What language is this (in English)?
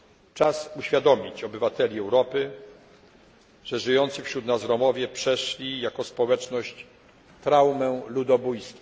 Polish